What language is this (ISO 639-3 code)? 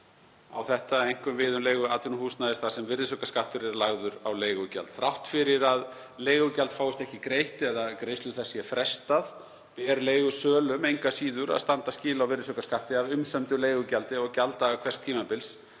isl